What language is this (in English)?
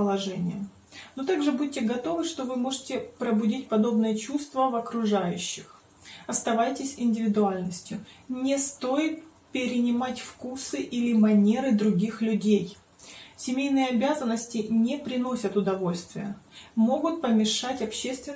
Russian